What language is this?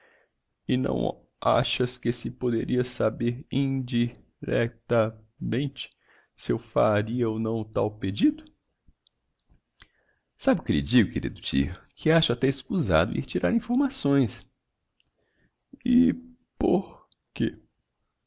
Portuguese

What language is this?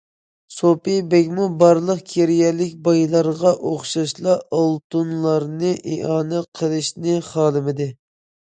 Uyghur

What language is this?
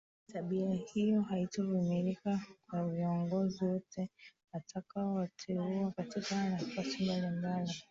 Swahili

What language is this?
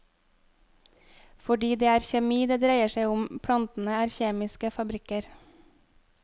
Norwegian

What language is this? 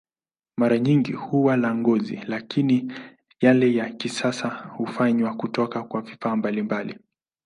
Swahili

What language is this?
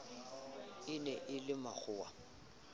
Southern Sotho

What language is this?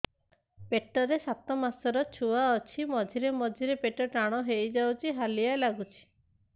Odia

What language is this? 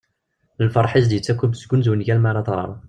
Kabyle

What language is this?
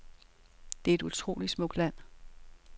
Danish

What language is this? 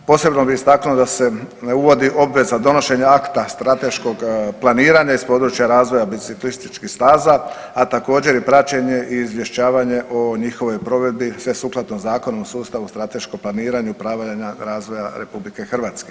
Croatian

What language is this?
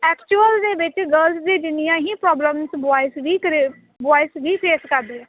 Punjabi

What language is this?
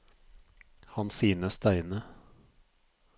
Norwegian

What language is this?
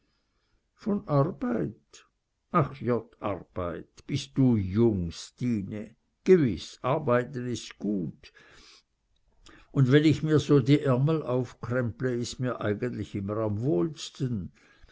German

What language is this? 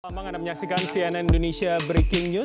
Indonesian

